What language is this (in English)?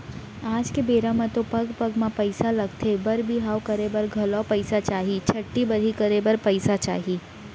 Chhattisgarhi